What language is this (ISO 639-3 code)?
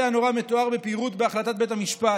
heb